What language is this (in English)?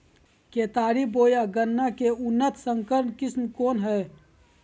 Magahi